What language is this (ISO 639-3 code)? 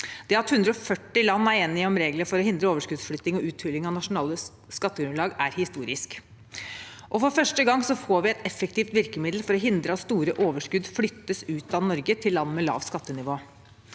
nor